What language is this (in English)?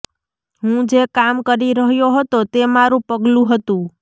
Gujarati